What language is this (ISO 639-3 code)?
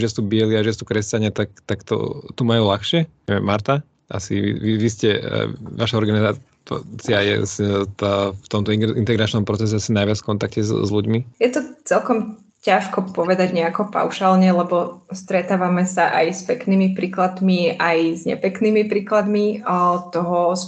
slk